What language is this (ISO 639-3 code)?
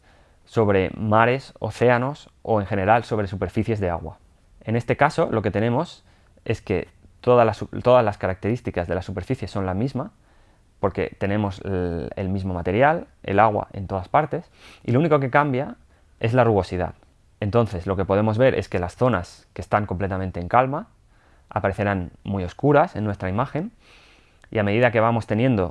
spa